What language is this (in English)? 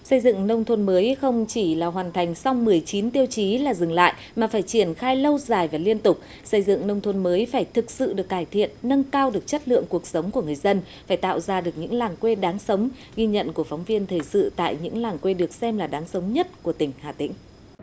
Vietnamese